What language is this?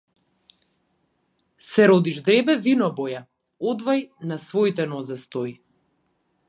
Macedonian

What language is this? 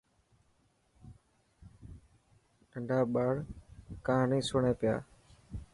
Dhatki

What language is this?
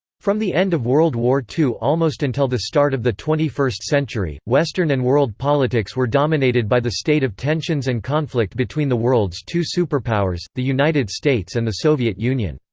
English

